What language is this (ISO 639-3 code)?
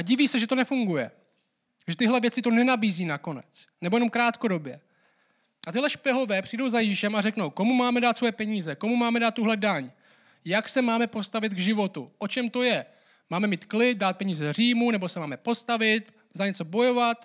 ces